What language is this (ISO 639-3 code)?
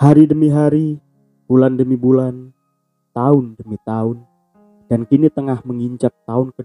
ind